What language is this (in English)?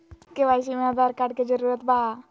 Magahi